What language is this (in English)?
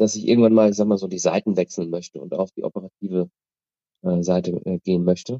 German